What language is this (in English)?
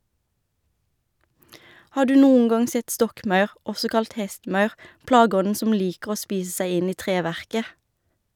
Norwegian